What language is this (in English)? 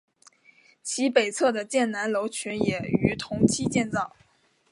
Chinese